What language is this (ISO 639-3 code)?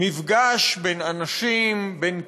heb